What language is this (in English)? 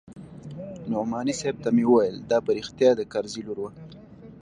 Pashto